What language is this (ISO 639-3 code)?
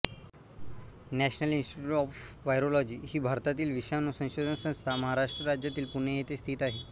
mar